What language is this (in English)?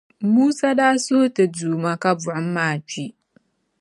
Dagbani